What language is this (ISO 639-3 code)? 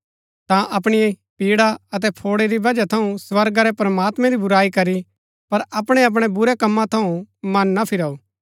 gbk